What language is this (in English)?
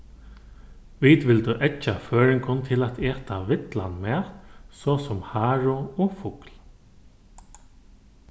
Faroese